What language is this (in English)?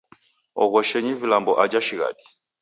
Taita